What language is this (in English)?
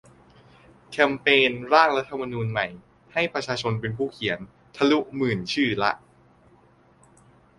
Thai